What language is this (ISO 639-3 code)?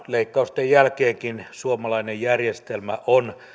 fin